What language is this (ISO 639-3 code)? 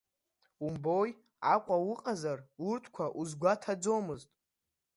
abk